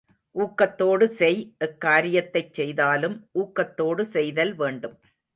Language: Tamil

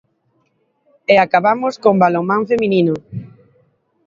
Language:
Galician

